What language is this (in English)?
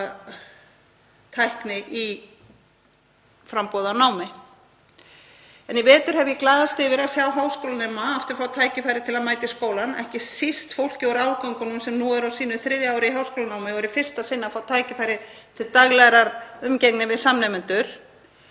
Icelandic